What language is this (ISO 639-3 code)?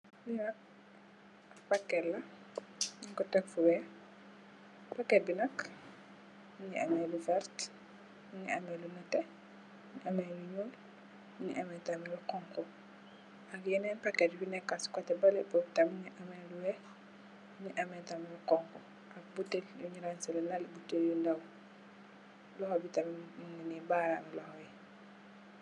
wol